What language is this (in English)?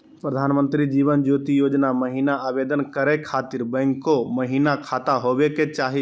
Magahi